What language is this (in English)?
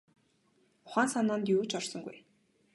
Mongolian